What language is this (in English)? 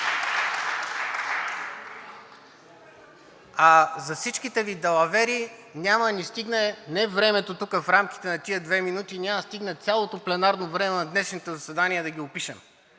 Bulgarian